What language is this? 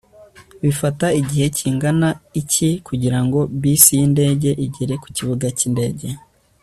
Kinyarwanda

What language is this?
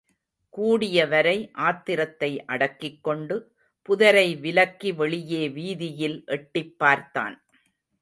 Tamil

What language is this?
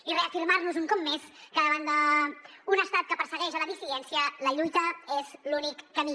Catalan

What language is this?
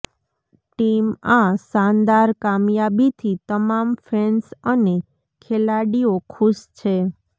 Gujarati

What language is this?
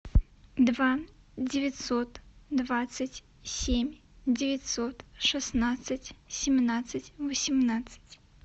Russian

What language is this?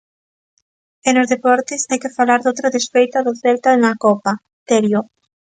Galician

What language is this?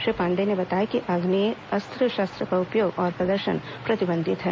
Hindi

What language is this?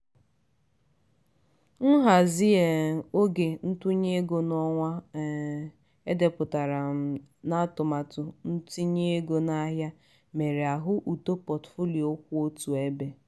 Igbo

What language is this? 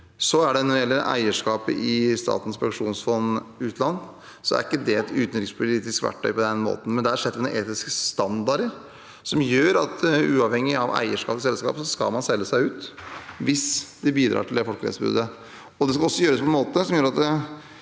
Norwegian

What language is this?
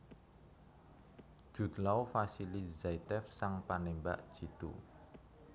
Javanese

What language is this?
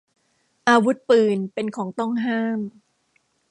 Thai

